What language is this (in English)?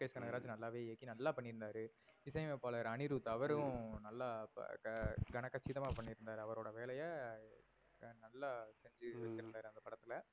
Tamil